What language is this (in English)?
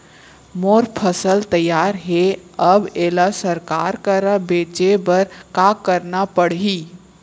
Chhattisgarhi